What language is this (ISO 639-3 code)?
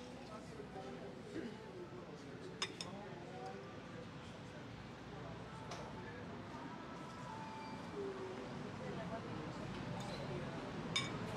kor